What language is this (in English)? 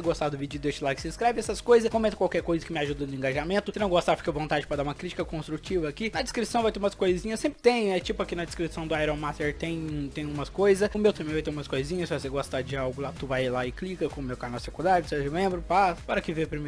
Portuguese